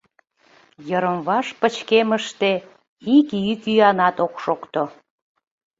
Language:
Mari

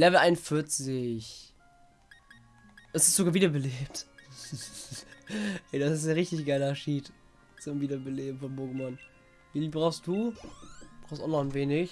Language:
German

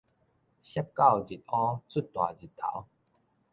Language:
Min Nan Chinese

